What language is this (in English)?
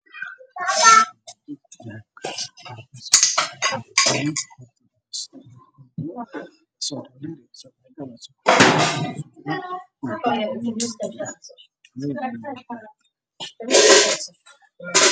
Somali